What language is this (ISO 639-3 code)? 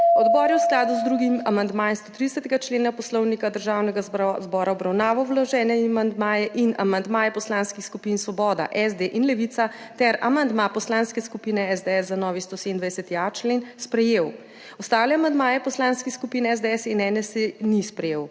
slv